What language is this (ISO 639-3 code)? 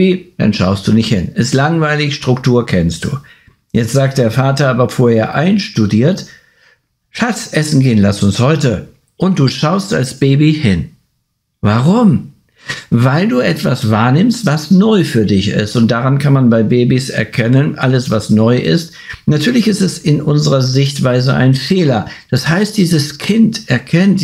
deu